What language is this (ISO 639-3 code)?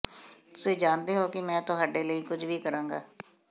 pan